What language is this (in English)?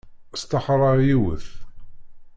Kabyle